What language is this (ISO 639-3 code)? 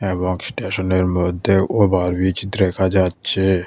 ben